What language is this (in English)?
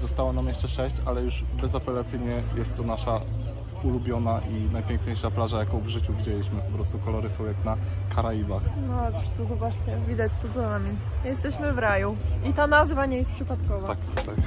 Polish